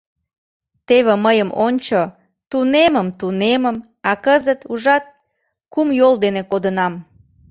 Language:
Mari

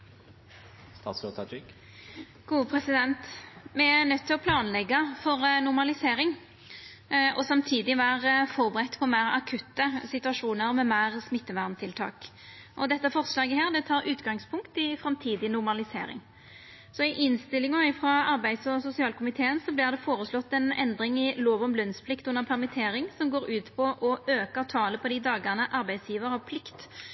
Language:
Norwegian Nynorsk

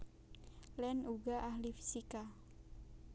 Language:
Javanese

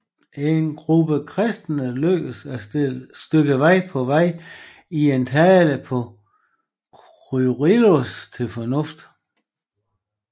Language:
Danish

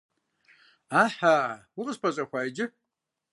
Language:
Kabardian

